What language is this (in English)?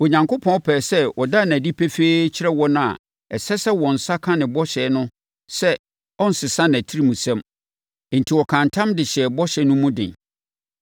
Akan